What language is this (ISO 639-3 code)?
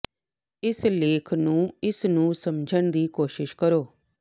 pan